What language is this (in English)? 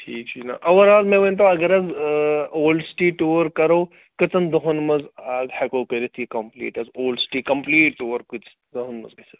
Kashmiri